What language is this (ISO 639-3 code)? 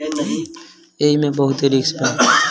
bho